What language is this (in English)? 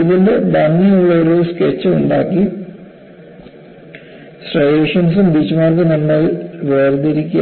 Malayalam